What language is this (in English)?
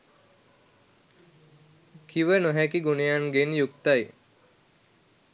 Sinhala